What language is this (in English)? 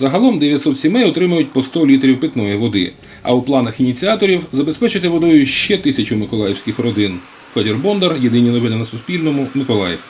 Ukrainian